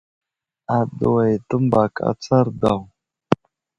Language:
Wuzlam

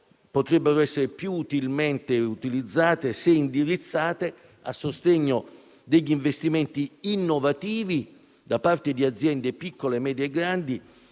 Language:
Italian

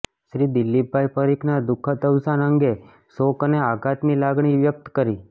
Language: Gujarati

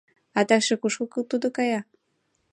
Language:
Mari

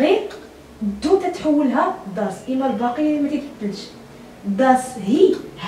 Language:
Arabic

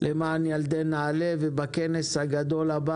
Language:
Hebrew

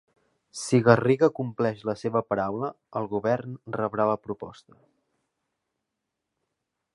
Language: Catalan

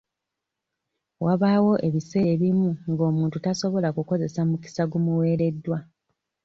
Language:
Ganda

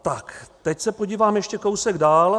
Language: Czech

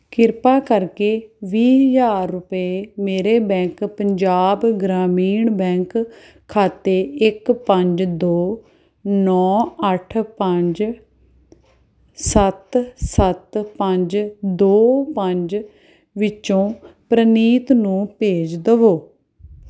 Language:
Punjabi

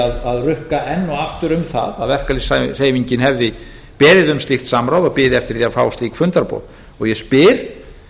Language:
Icelandic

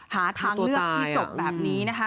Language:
Thai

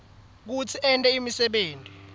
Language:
Swati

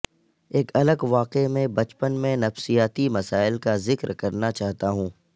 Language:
Urdu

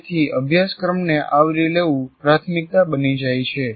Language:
Gujarati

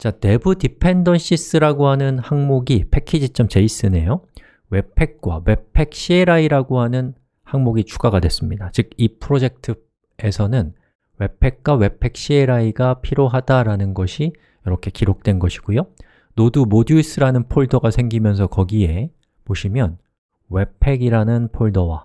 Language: Korean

